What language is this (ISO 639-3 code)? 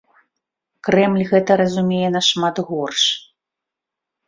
bel